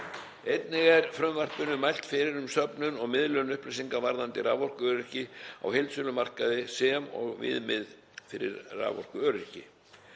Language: Icelandic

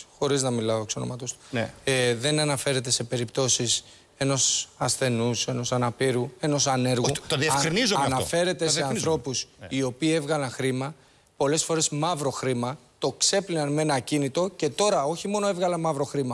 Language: Greek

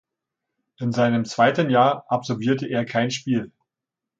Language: German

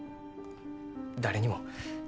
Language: Japanese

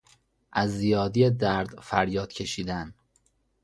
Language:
Persian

